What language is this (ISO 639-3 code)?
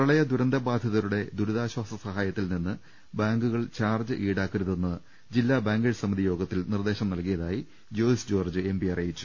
mal